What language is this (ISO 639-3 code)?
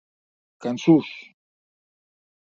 oci